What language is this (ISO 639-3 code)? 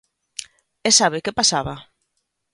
glg